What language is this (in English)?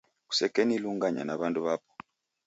Taita